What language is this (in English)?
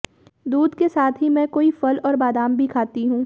Hindi